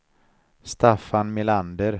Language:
Swedish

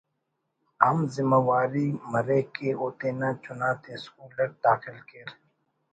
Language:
Brahui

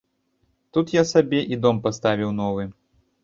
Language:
Belarusian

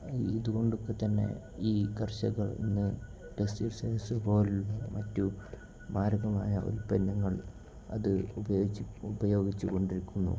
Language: Malayalam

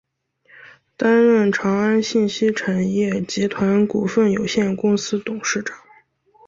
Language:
Chinese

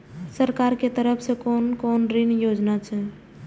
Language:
Maithili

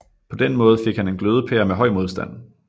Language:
Danish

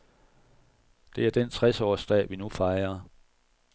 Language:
Danish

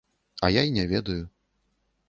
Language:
Belarusian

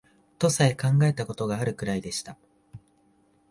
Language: Japanese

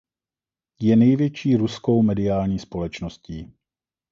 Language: Czech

